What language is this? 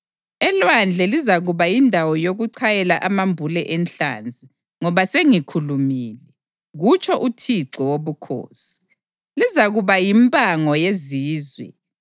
North Ndebele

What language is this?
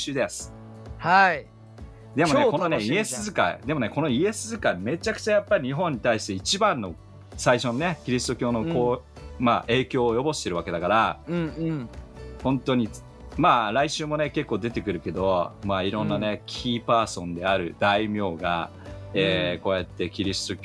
Japanese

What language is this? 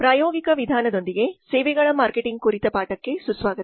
Kannada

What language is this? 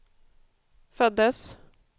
Swedish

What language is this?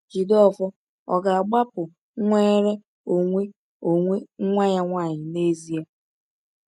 Igbo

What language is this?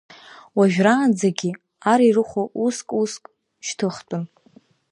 Abkhazian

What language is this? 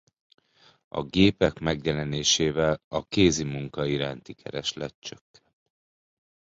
Hungarian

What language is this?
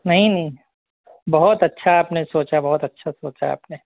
Urdu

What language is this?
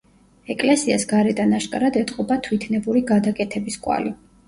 Georgian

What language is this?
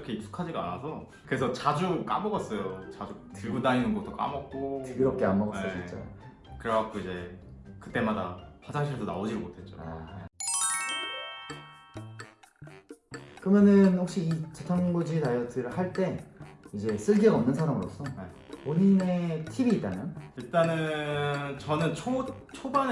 Korean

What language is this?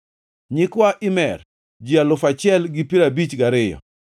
Luo (Kenya and Tanzania)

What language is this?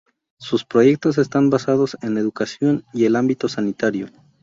Spanish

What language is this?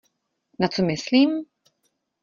Czech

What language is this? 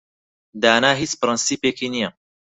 Central Kurdish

